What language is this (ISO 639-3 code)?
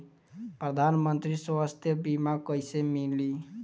bho